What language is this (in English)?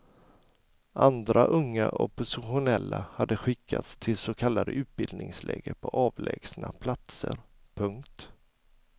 Swedish